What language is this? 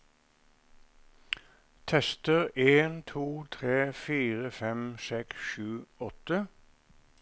Norwegian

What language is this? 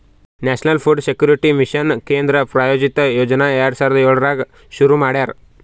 Kannada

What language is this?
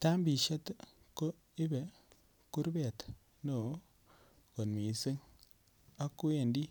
Kalenjin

